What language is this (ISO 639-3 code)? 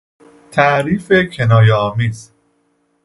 fas